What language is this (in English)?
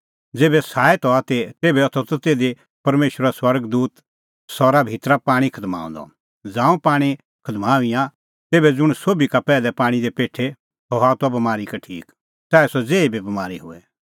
Kullu Pahari